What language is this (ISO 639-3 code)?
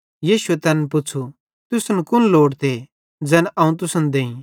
bhd